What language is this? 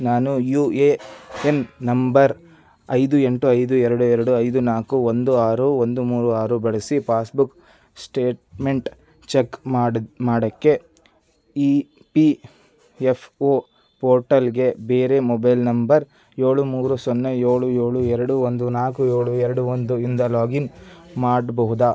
Kannada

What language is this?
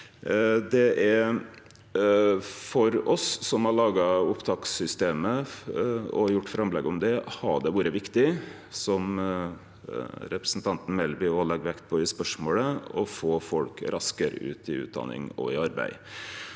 Norwegian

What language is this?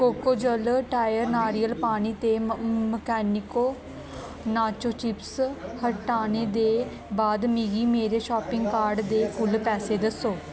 Dogri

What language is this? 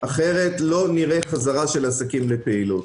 Hebrew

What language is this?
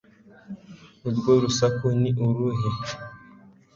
Kinyarwanda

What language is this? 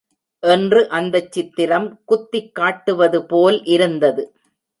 Tamil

